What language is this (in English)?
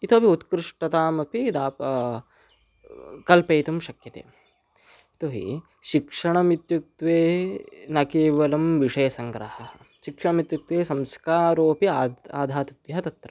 Sanskrit